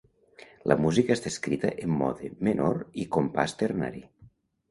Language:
Catalan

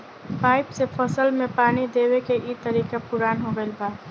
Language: Bhojpuri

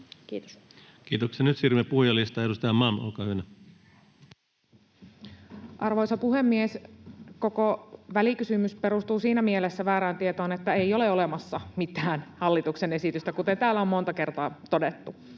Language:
Finnish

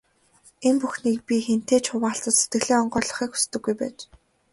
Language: Mongolian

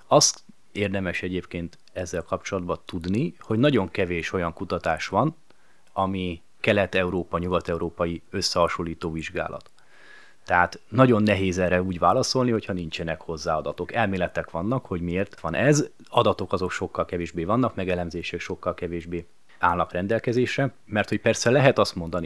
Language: Hungarian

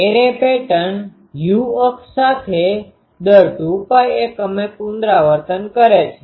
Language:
Gujarati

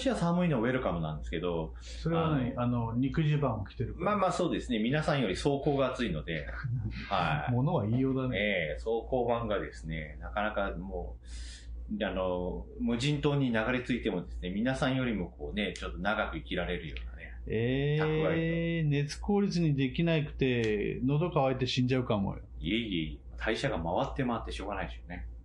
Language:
Japanese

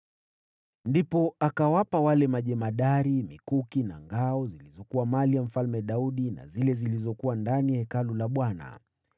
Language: Swahili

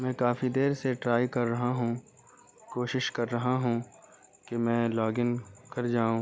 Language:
Urdu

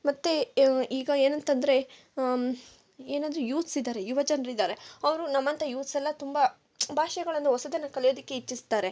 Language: Kannada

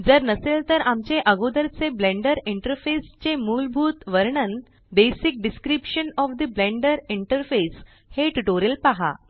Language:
Marathi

